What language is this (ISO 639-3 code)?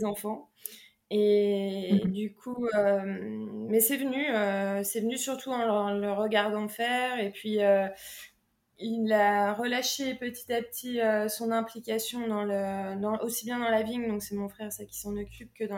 fra